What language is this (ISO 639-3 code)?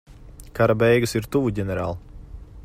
lav